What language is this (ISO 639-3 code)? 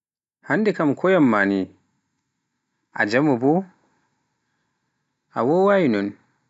fuf